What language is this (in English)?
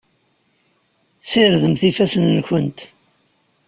Kabyle